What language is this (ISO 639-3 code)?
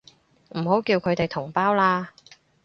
yue